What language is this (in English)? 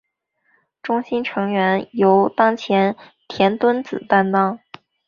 Chinese